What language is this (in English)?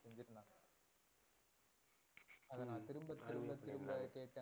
Tamil